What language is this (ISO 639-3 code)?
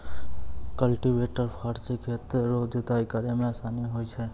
mai